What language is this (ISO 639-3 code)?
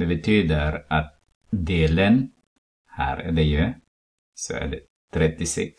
swe